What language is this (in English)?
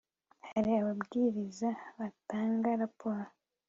Kinyarwanda